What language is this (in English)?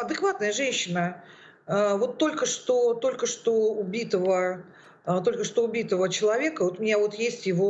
Russian